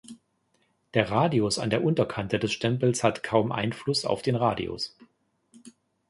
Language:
German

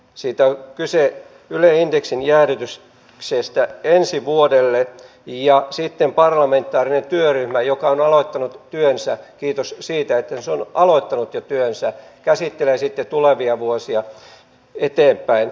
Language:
Finnish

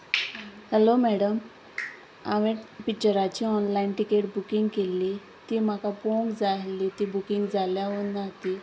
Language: Konkani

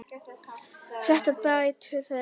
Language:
Icelandic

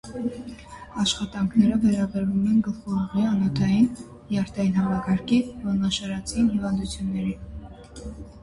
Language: Armenian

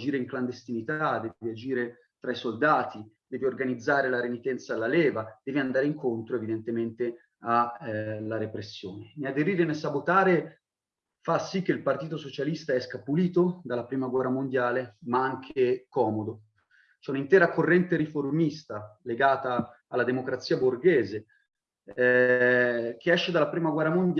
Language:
Italian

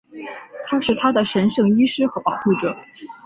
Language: Chinese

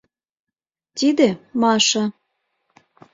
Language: Mari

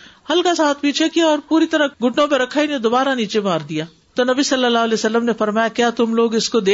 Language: Urdu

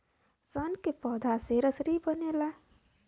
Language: Bhojpuri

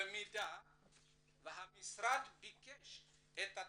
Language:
Hebrew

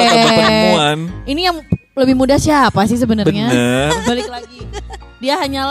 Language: Indonesian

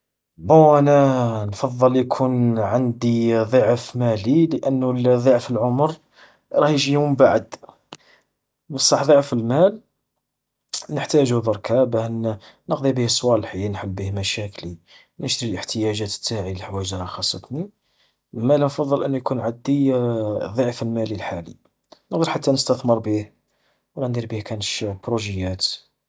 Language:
Algerian Arabic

